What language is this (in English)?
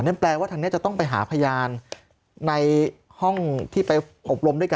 Thai